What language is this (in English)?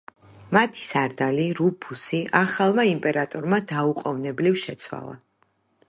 Georgian